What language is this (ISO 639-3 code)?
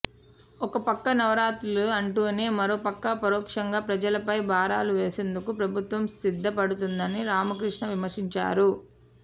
tel